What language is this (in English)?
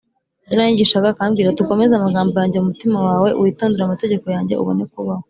Kinyarwanda